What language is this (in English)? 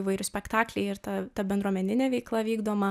Lithuanian